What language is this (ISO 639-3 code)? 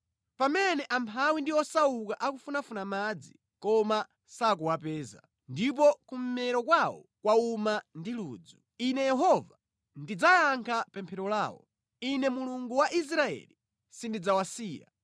nya